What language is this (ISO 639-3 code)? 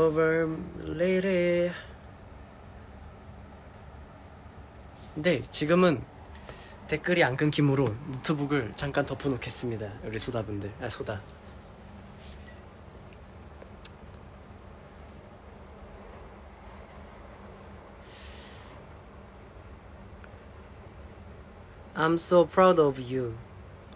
kor